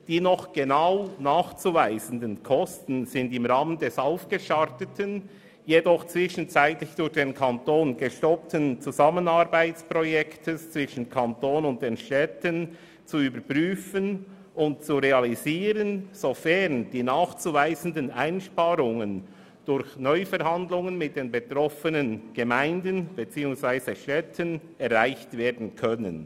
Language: Swiss German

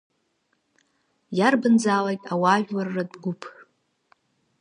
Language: Abkhazian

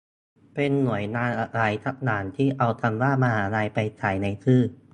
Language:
Thai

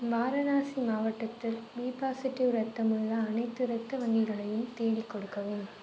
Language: Tamil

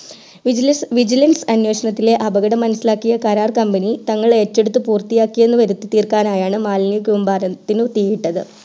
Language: Malayalam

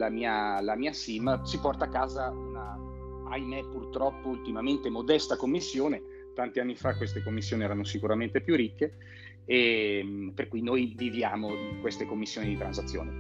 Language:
Italian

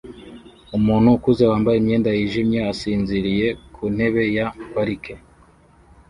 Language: Kinyarwanda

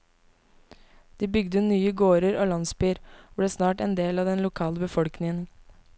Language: Norwegian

